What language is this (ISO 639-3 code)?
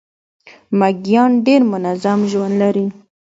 pus